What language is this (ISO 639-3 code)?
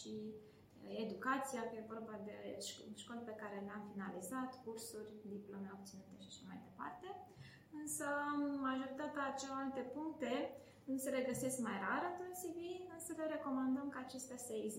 ron